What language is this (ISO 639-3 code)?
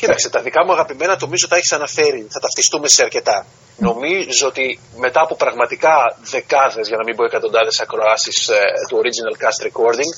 ell